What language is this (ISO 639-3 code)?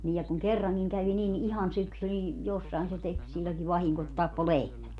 fin